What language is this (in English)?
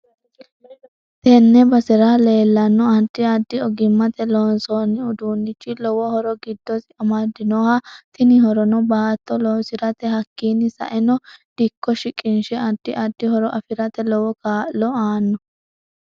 Sidamo